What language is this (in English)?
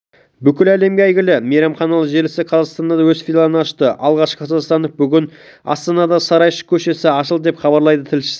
Kazakh